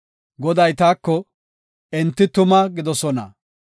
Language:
Gofa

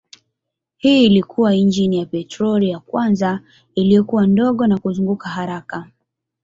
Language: Swahili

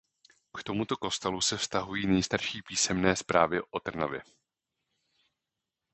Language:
Czech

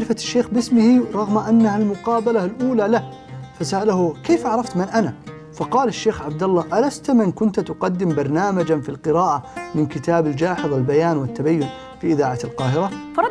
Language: Arabic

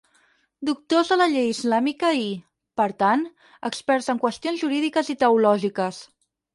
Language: Catalan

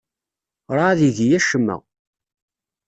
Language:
Kabyle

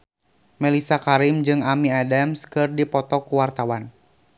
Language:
Sundanese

